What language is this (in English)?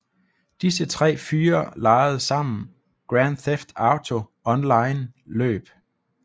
Danish